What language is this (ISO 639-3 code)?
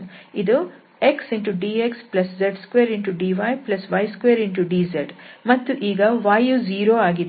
kan